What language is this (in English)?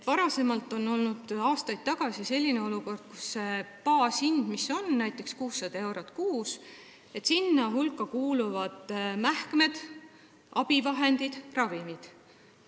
Estonian